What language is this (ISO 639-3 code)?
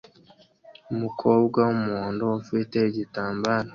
kin